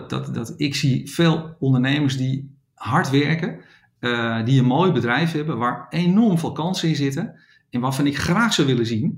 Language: Dutch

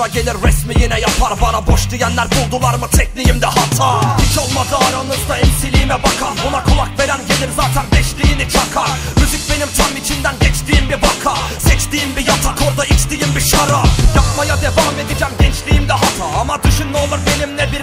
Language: Turkish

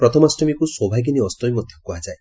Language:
Odia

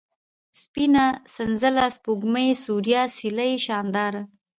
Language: Pashto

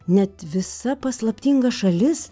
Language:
Lithuanian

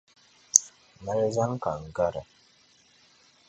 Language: Dagbani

